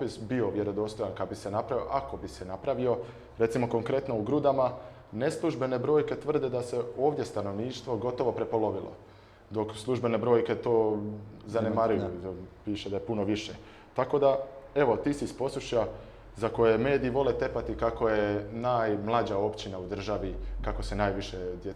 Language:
Croatian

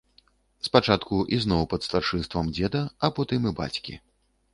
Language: Belarusian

